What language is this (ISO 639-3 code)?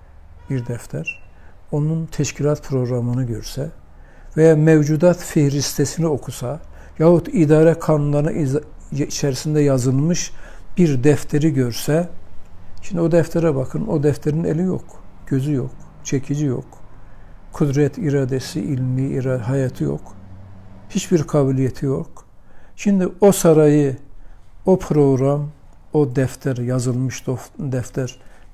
tur